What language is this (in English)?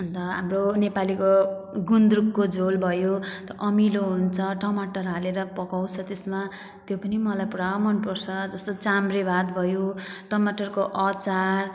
Nepali